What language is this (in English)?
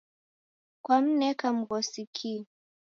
Taita